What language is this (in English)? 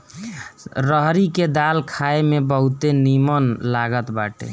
Bhojpuri